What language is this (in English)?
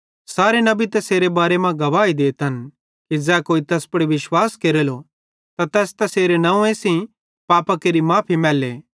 Bhadrawahi